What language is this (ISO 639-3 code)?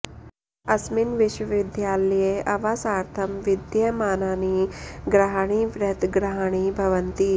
san